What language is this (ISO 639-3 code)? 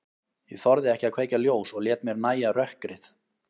isl